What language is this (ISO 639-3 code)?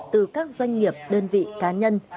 vie